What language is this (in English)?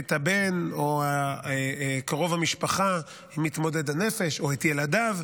Hebrew